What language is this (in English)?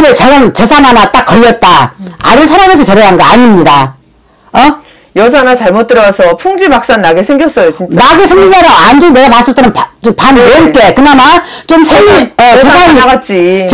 Korean